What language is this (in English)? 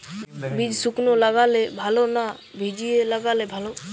Bangla